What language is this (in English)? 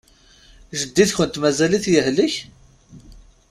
Kabyle